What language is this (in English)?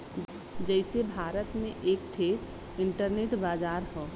Bhojpuri